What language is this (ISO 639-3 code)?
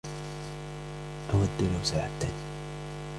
ara